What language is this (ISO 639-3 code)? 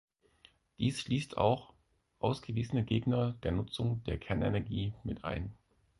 deu